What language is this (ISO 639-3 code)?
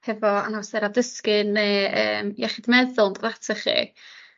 cym